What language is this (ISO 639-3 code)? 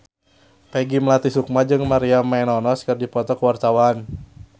sun